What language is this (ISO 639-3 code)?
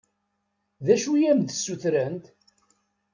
kab